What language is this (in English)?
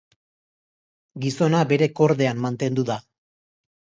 Basque